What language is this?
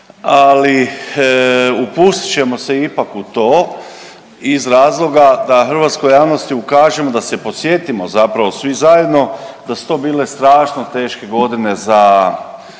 Croatian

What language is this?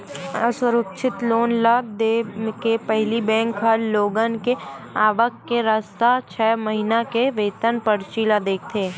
Chhattisgarhi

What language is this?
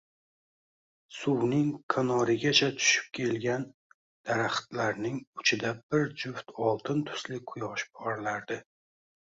Uzbek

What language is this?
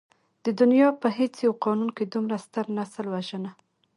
Pashto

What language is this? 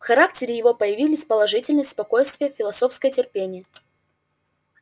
Russian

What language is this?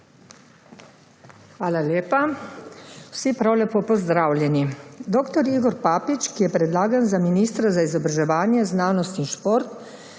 Slovenian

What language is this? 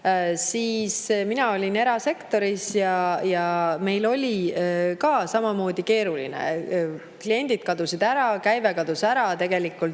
Estonian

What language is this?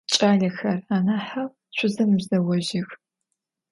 Adyghe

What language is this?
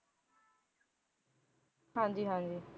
Punjabi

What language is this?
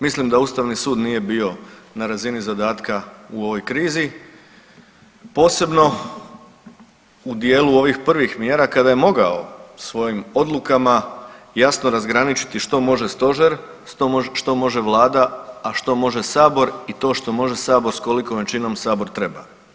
Croatian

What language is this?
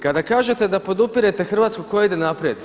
Croatian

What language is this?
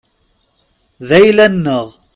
Kabyle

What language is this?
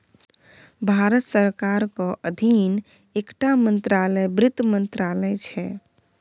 Maithili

